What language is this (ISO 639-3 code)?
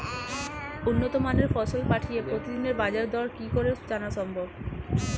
ben